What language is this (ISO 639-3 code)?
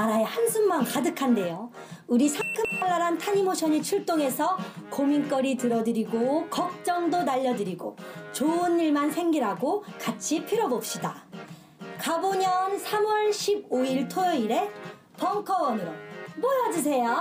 kor